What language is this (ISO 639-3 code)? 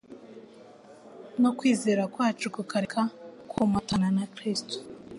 kin